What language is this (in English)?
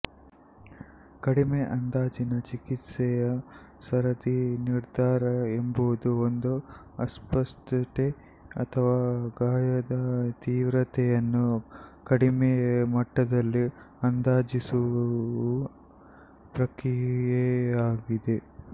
Kannada